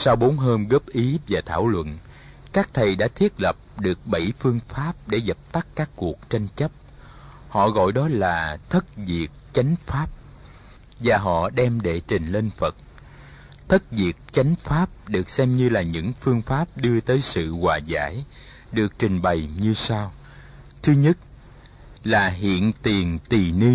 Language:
Vietnamese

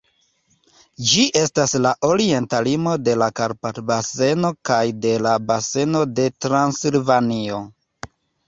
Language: Esperanto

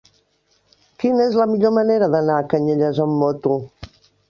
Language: Catalan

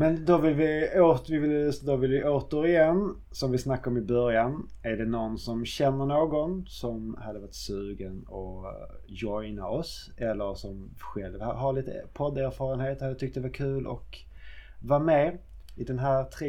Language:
Swedish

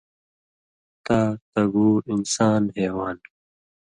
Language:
Indus Kohistani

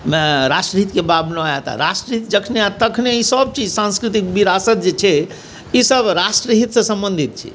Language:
Maithili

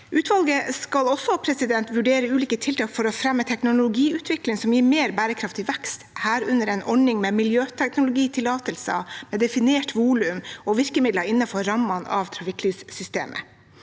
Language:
Norwegian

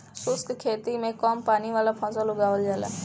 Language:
Bhojpuri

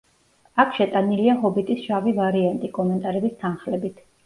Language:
Georgian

